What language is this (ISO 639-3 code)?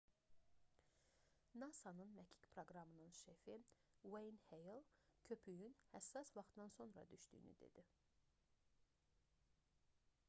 aze